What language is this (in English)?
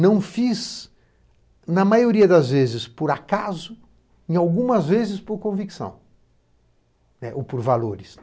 Portuguese